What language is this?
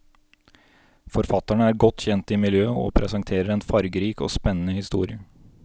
Norwegian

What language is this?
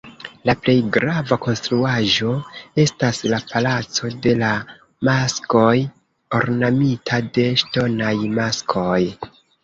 Esperanto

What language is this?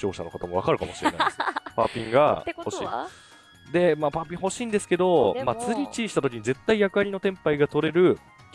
Japanese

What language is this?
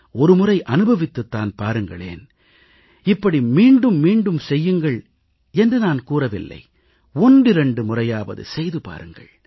Tamil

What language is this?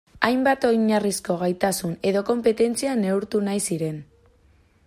Basque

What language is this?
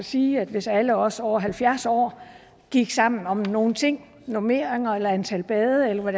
Danish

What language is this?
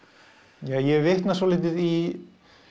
Icelandic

